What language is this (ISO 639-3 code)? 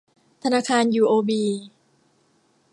tha